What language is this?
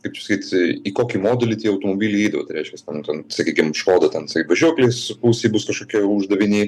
Lithuanian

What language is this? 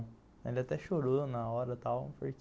Portuguese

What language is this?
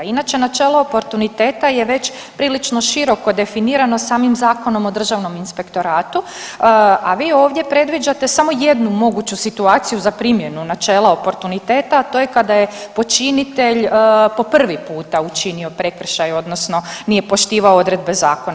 Croatian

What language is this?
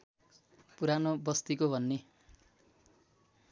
Nepali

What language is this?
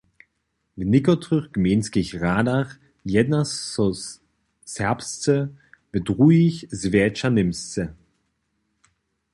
Upper Sorbian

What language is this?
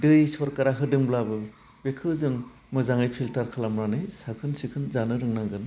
Bodo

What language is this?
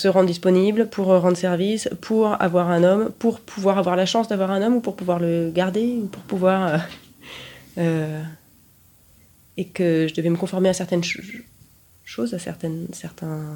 French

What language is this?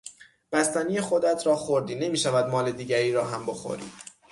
Persian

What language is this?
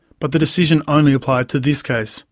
English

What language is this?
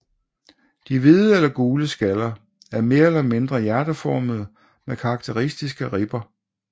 Danish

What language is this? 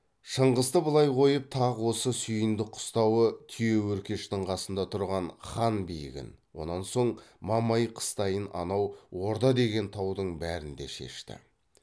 Kazakh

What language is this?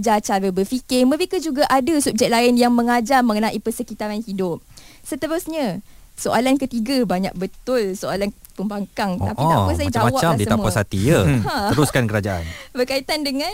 Malay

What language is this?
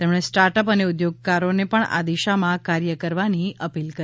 Gujarati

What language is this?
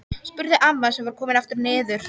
Icelandic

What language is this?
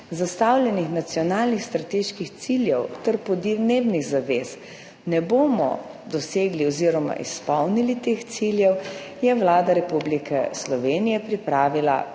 Slovenian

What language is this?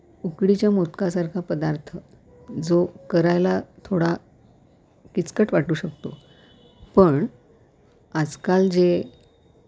Marathi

